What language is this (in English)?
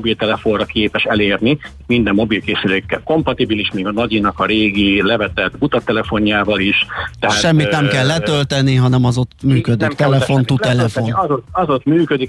Hungarian